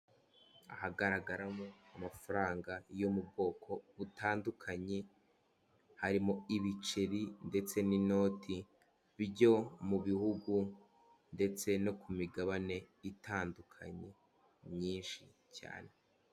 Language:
Kinyarwanda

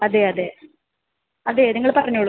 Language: Malayalam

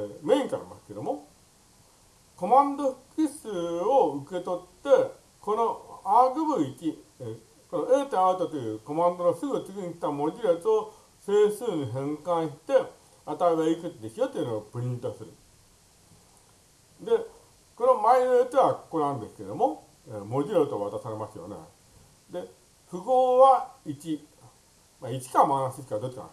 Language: Japanese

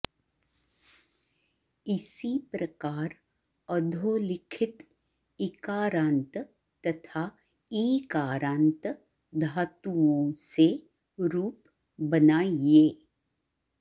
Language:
Sanskrit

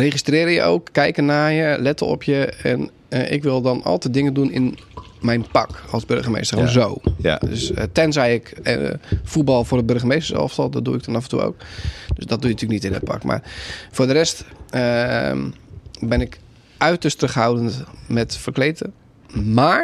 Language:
Dutch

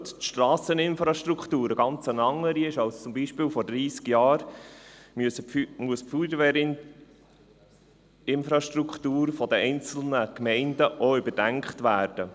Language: Swiss German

